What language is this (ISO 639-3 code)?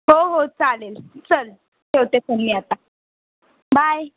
mar